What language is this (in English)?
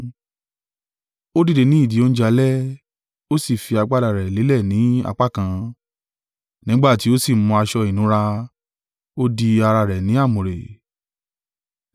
Yoruba